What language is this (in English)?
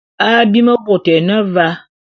Bulu